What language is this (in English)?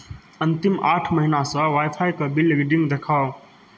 Maithili